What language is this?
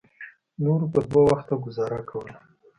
Pashto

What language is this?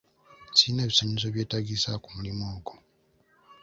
Ganda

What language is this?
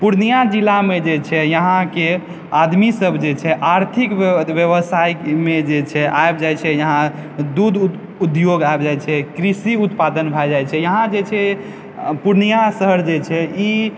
Maithili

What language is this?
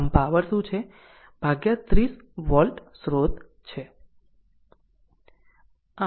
Gujarati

